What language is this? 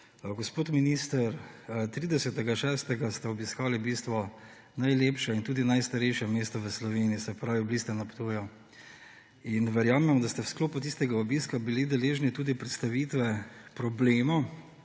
Slovenian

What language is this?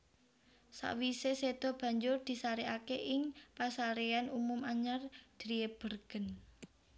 Javanese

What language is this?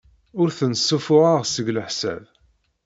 Kabyle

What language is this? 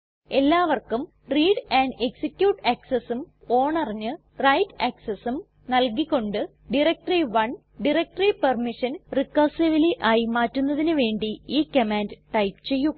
Malayalam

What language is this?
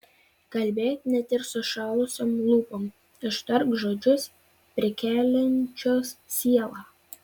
Lithuanian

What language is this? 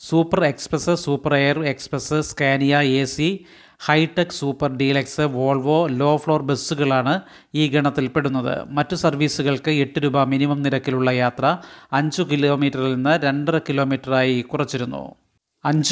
Malayalam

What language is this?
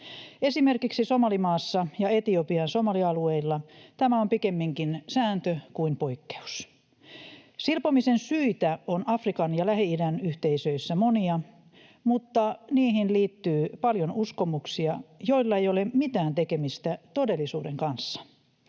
Finnish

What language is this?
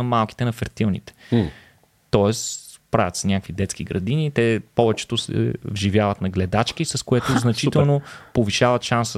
Bulgarian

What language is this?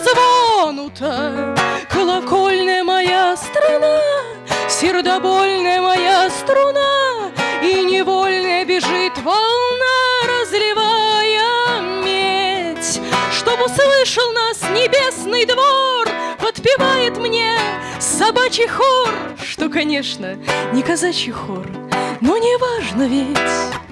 Russian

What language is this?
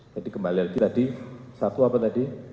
Indonesian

